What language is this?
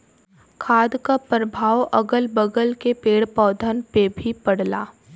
Bhojpuri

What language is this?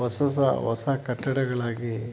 Kannada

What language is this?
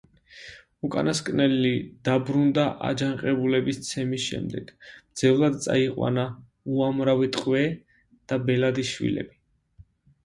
Georgian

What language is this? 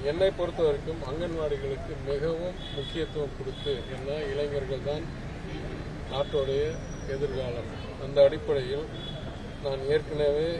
Romanian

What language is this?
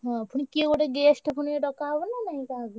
Odia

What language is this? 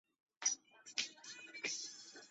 Chinese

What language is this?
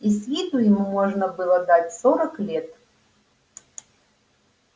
Russian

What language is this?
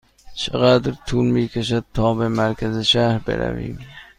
Persian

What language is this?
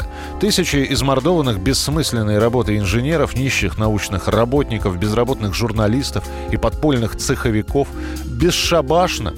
Russian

